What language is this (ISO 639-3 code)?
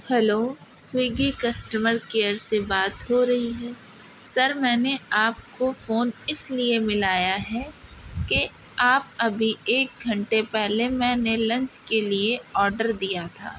urd